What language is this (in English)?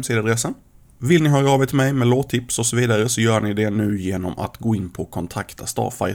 Swedish